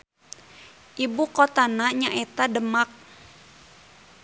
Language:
Sundanese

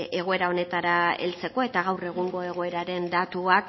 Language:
Basque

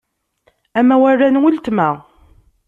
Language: Kabyle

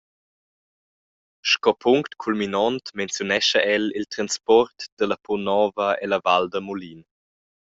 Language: Romansh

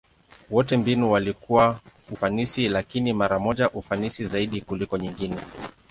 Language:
Swahili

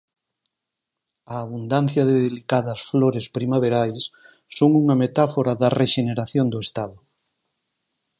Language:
Galician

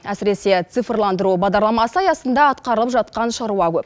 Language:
Kazakh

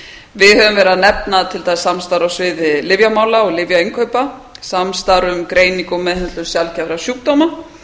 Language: Icelandic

